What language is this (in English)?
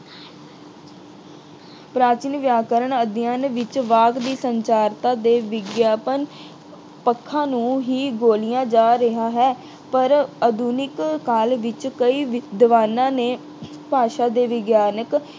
Punjabi